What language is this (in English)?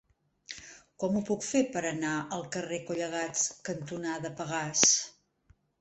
Catalan